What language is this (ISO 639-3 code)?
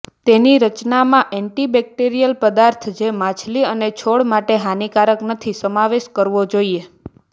guj